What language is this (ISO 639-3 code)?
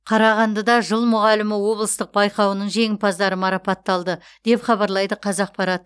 kaz